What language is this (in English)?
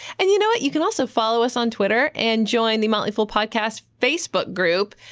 English